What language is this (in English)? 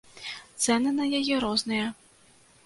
Belarusian